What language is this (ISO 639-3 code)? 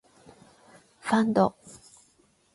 jpn